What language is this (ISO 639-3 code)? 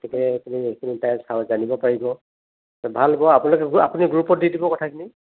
asm